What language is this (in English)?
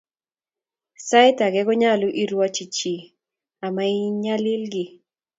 Kalenjin